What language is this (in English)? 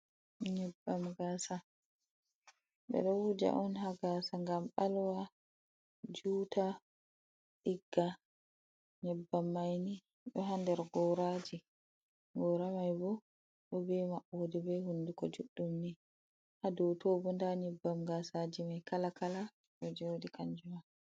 Fula